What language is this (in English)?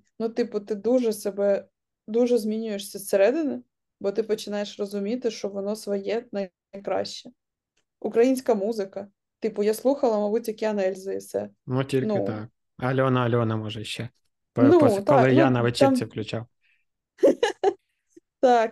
Ukrainian